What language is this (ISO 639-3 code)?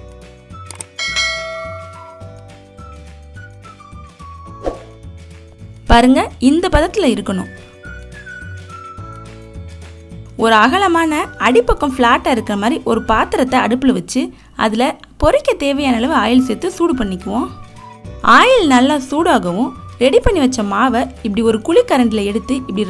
kor